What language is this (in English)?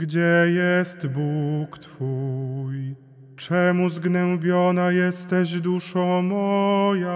Polish